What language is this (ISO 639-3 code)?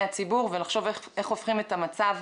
heb